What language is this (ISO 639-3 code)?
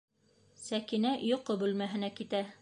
bak